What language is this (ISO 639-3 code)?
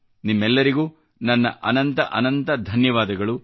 kan